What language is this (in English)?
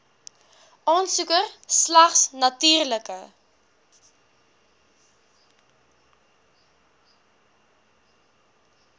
Afrikaans